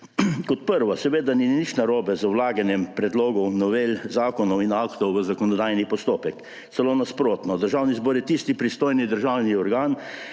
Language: Slovenian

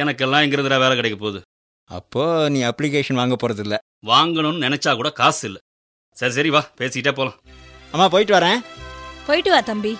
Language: Tamil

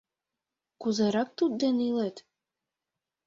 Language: Mari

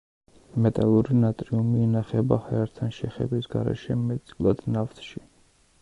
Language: Georgian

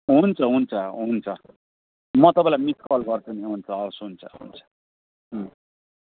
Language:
Nepali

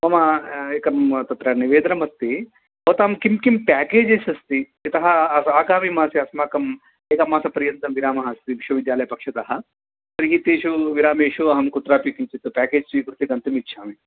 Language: Sanskrit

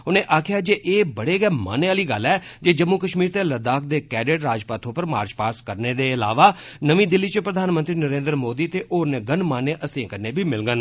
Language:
Dogri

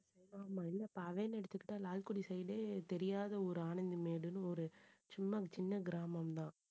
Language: Tamil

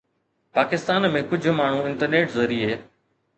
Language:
Sindhi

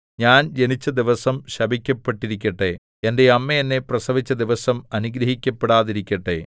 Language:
Malayalam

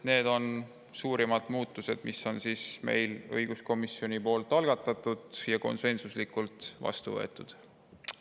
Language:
Estonian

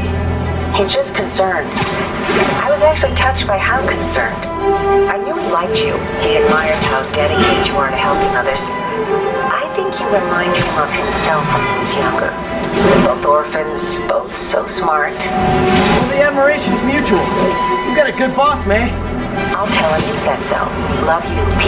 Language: English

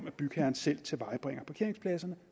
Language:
Danish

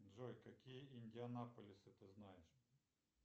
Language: Russian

